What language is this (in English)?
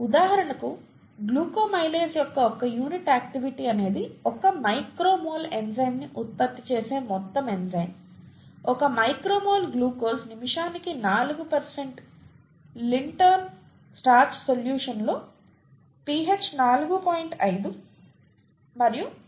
Telugu